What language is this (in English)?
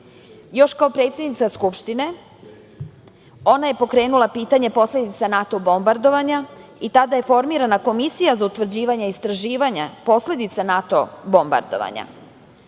Serbian